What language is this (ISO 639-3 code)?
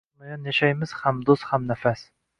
uzb